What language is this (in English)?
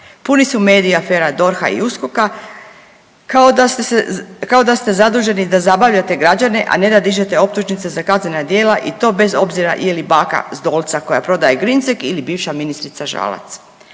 Croatian